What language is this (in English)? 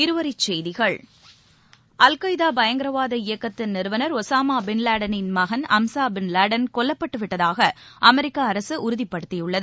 Tamil